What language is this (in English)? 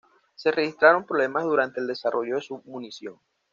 Spanish